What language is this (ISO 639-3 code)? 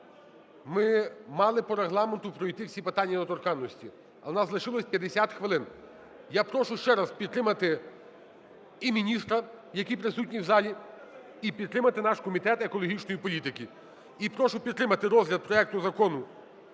ukr